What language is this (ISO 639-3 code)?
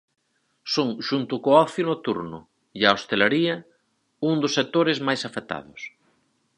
glg